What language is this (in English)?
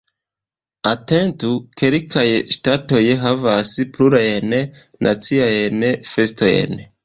Esperanto